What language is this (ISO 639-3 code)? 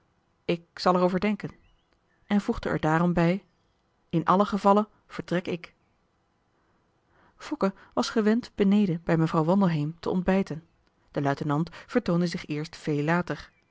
nld